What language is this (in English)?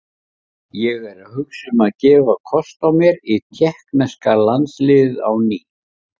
Icelandic